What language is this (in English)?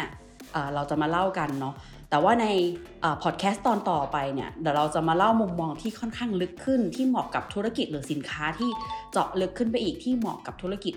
Thai